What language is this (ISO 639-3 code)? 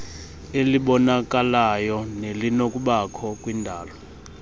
xho